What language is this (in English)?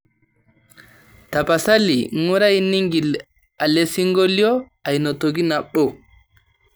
Masai